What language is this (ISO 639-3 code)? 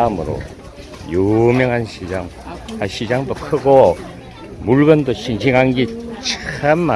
kor